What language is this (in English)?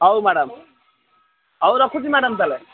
Odia